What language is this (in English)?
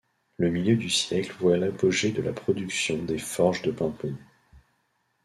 French